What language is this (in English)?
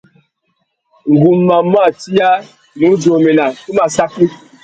Tuki